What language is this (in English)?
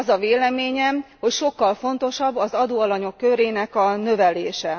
Hungarian